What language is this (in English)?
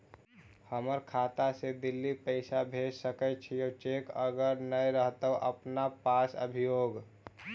Magahi